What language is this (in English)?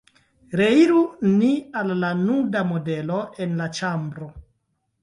Esperanto